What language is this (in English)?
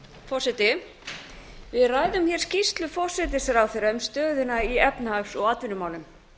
Icelandic